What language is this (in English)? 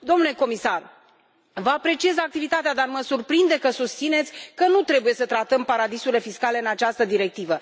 Romanian